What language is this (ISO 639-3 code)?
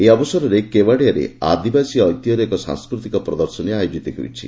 ori